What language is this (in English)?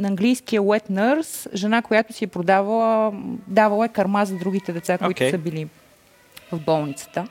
Bulgarian